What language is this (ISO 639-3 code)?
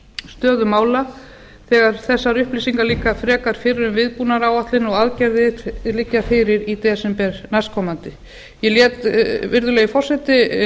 isl